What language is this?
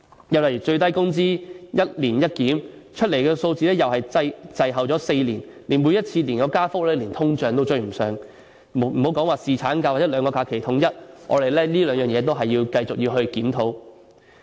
Cantonese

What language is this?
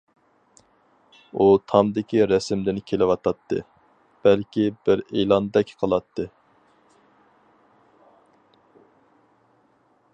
Uyghur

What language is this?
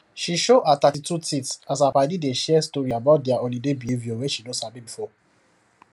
Nigerian Pidgin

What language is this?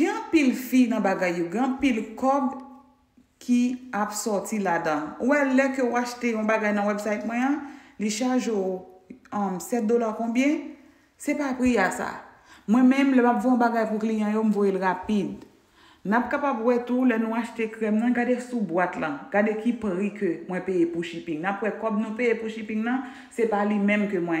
French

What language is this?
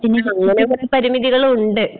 Malayalam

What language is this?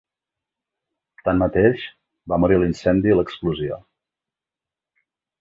Catalan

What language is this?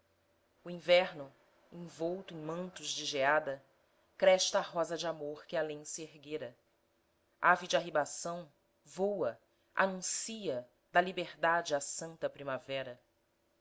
Portuguese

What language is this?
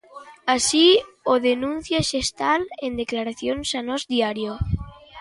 Galician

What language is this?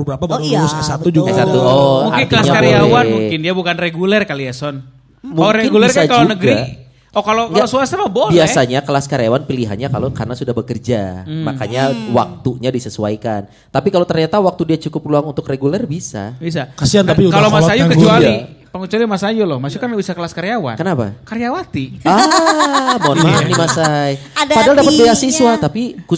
Indonesian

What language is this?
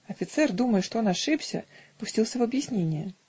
Russian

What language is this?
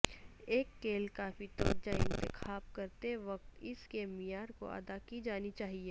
Urdu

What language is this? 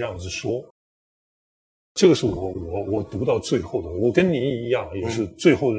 Chinese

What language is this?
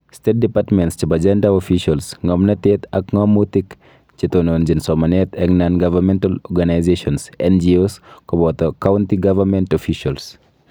Kalenjin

